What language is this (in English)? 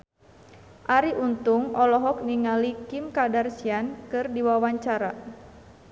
Sundanese